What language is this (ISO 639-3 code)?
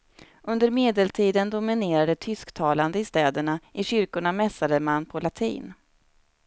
swe